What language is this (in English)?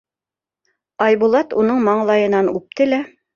Bashkir